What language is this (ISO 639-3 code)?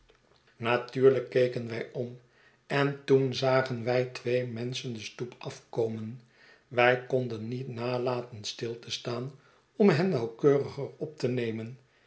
nld